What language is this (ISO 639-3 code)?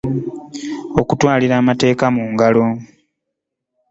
lug